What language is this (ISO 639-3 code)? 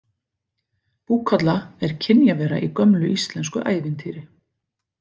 isl